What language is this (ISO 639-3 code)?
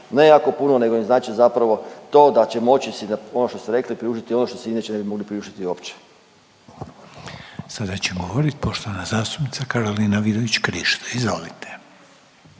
hrv